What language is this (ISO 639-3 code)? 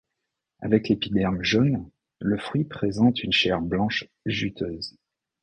fra